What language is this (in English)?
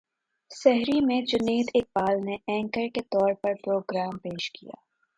Urdu